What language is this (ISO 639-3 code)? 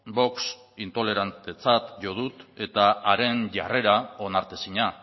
eus